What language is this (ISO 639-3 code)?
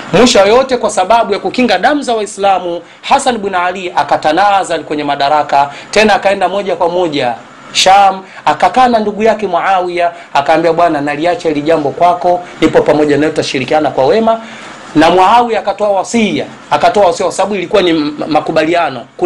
swa